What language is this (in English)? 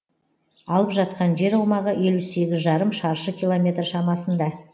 Kazakh